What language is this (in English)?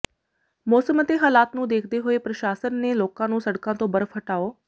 Punjabi